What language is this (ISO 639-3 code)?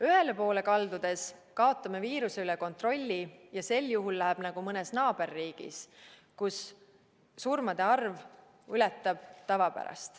est